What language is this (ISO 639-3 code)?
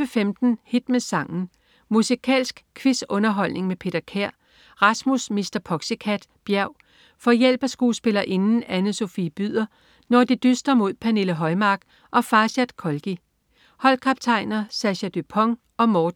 dan